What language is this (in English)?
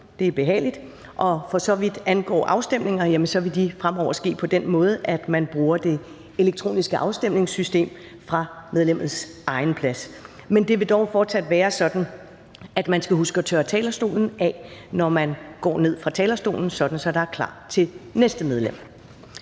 Danish